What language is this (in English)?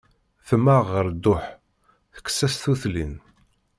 Kabyle